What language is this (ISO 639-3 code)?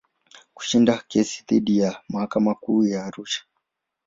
swa